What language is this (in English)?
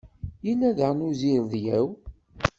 Kabyle